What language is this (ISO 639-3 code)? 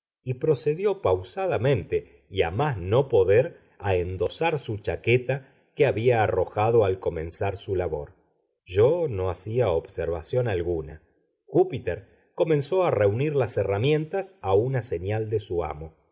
spa